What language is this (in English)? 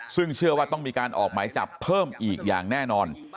Thai